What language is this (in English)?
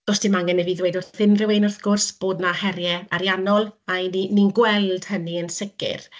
Welsh